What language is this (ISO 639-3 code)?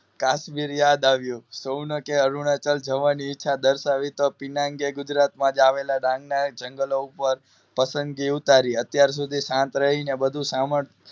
guj